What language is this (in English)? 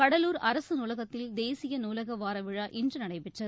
Tamil